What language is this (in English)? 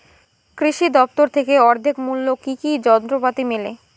Bangla